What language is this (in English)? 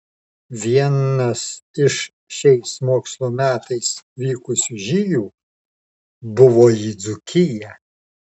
Lithuanian